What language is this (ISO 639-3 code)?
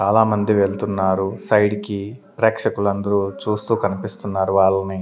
tel